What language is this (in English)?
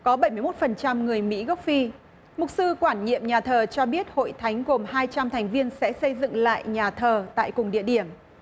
Vietnamese